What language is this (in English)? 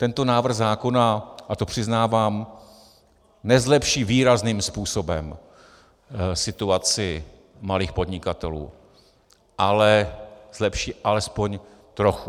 Czech